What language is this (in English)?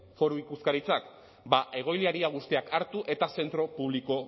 Basque